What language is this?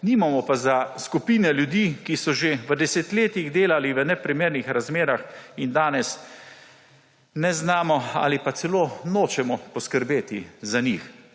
Slovenian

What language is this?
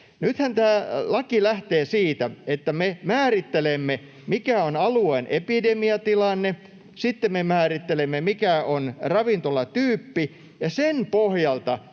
Finnish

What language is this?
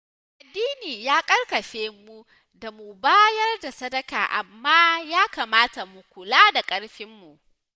Hausa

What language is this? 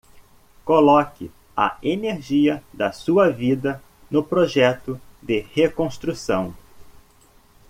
Portuguese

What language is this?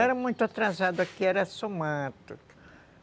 Portuguese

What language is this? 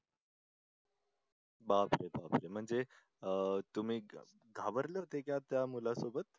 Marathi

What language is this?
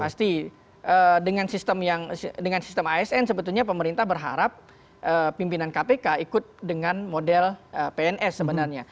Indonesian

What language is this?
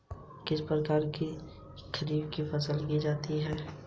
Hindi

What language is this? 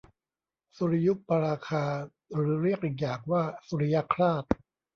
Thai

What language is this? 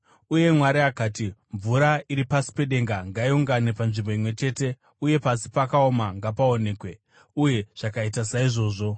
Shona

